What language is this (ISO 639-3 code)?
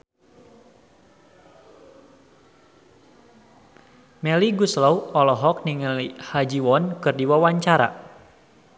sun